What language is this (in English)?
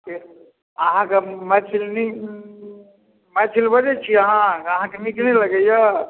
Maithili